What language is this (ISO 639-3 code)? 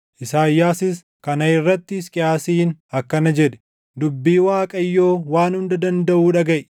orm